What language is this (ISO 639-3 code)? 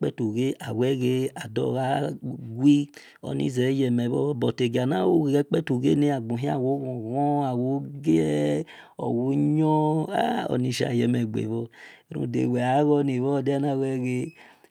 ish